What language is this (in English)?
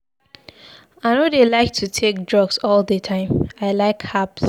Nigerian Pidgin